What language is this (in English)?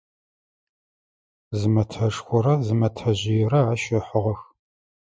Adyghe